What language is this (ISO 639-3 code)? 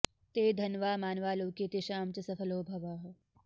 san